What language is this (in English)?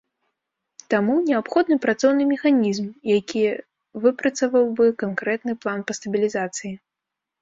Belarusian